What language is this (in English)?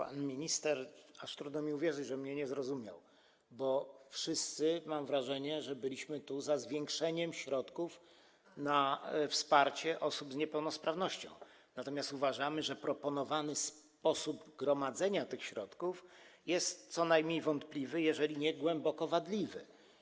Polish